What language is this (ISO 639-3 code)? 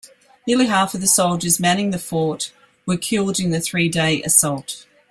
eng